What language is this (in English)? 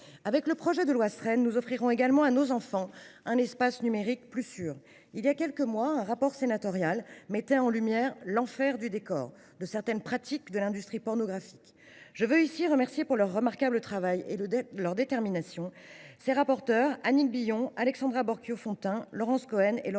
French